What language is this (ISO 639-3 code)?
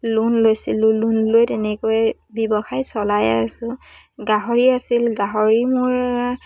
asm